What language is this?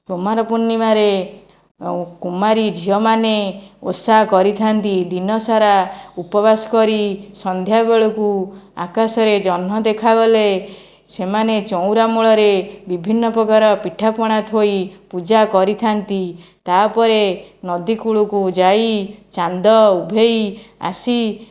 Odia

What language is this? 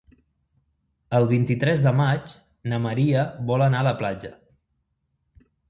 Catalan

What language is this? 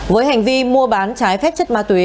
Vietnamese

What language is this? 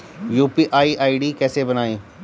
Hindi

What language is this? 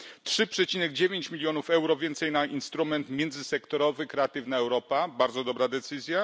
Polish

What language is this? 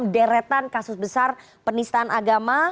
Indonesian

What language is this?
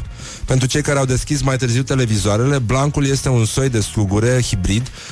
Romanian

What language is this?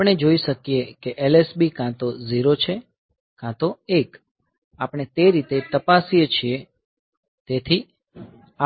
Gujarati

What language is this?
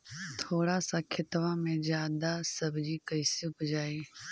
Magahi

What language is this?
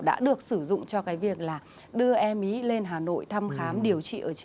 Vietnamese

